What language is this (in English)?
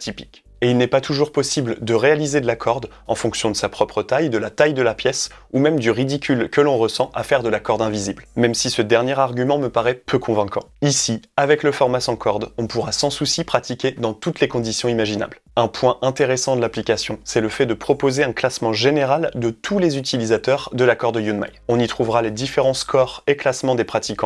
French